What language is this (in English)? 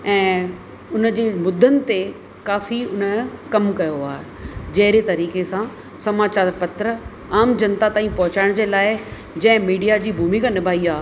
Sindhi